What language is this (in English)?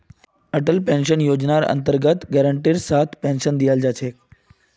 Magahi